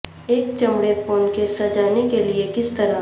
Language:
Urdu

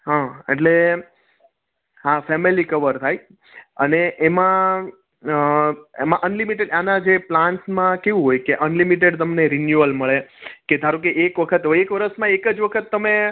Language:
Gujarati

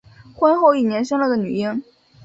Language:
Chinese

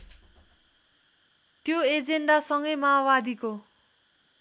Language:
Nepali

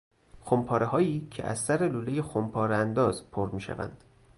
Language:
Persian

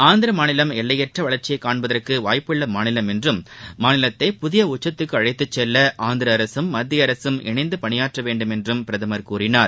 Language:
Tamil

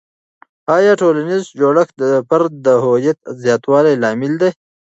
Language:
Pashto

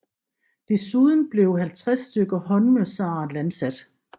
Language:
Danish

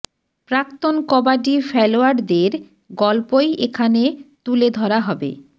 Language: Bangla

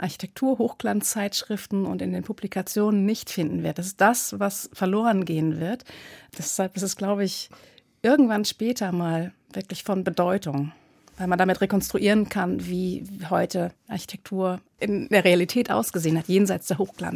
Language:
German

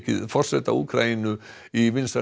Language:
Icelandic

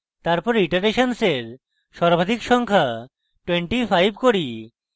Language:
Bangla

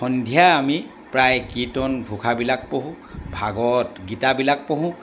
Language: Assamese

